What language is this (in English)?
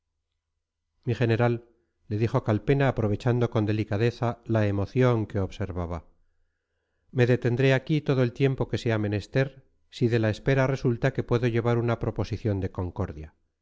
Spanish